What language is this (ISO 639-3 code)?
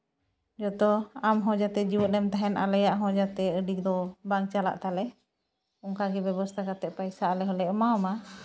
sat